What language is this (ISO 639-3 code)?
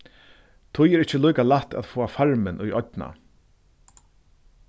fao